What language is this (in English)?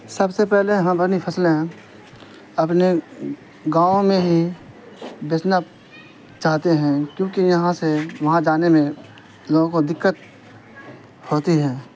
Urdu